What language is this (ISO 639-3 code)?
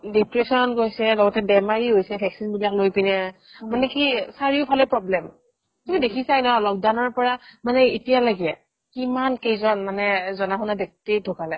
asm